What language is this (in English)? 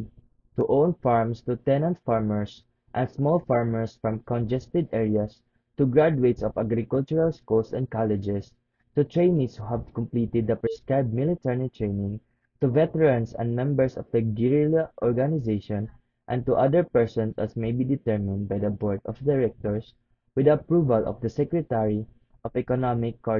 English